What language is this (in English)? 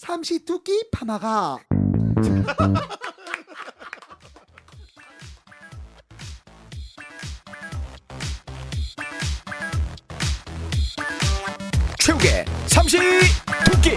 Korean